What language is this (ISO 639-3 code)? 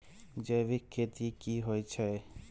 mai